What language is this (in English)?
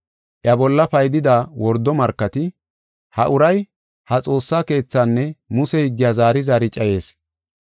Gofa